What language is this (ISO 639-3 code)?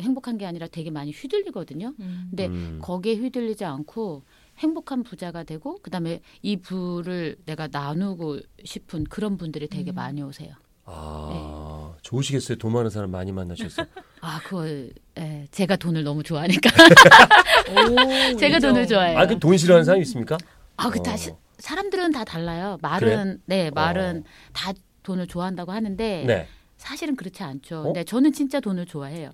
kor